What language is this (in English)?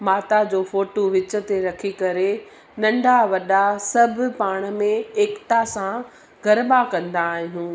Sindhi